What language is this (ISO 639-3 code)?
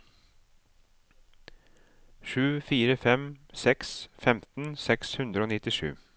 nor